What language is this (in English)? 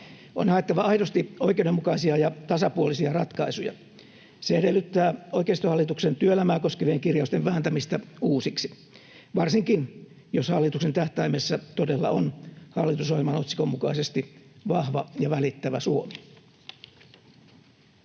Finnish